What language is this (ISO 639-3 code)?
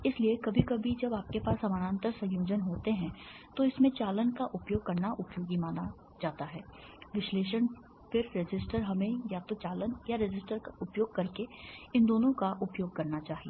hin